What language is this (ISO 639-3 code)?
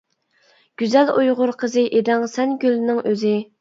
uig